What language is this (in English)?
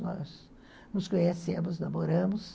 Portuguese